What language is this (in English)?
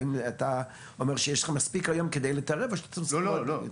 Hebrew